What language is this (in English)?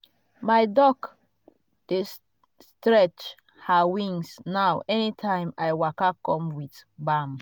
Nigerian Pidgin